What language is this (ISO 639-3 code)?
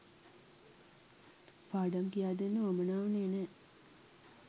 sin